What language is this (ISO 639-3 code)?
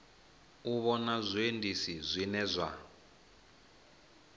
ven